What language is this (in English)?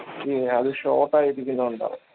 Malayalam